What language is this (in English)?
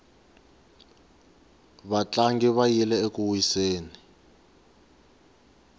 Tsonga